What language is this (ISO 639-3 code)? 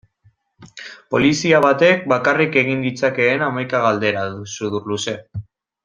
eus